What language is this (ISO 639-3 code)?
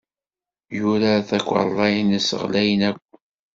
kab